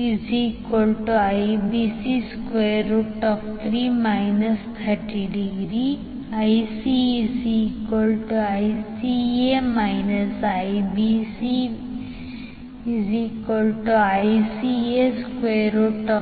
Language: Kannada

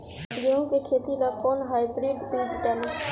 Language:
Bhojpuri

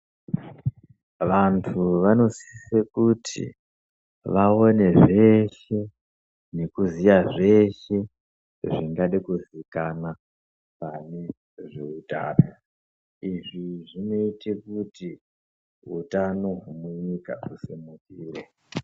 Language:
Ndau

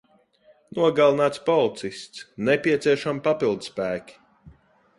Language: Latvian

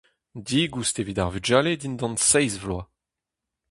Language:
Breton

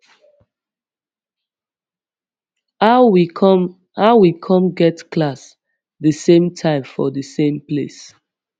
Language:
Nigerian Pidgin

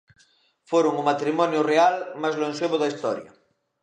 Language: Galician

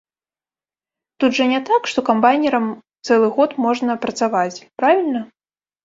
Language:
Belarusian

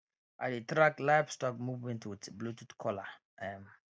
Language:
Nigerian Pidgin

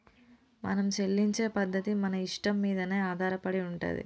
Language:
Telugu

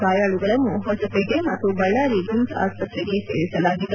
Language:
Kannada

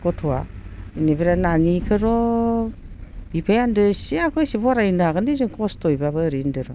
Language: Bodo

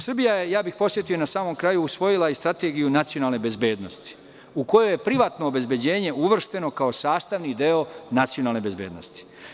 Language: Serbian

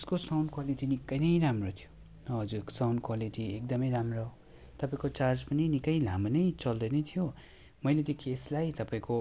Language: Nepali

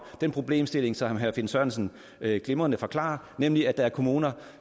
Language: Danish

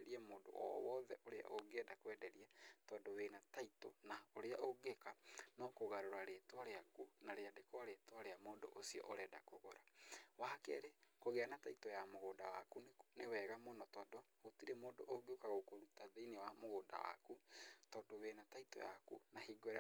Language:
Kikuyu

